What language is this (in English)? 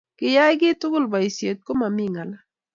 Kalenjin